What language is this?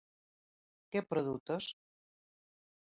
Galician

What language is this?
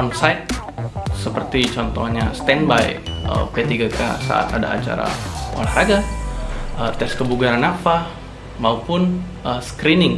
Indonesian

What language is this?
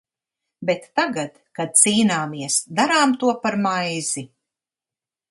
Latvian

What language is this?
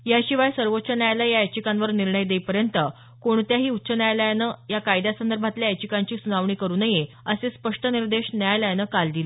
Marathi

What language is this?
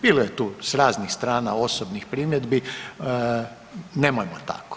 Croatian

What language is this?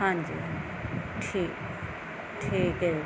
Punjabi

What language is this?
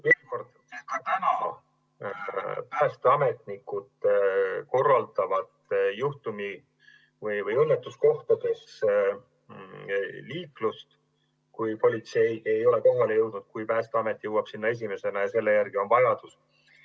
Estonian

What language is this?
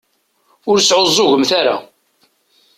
Kabyle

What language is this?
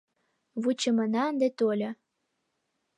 Mari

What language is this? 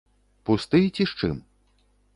Belarusian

